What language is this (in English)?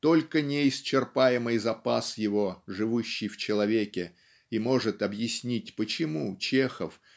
Russian